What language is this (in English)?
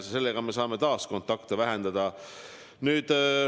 Estonian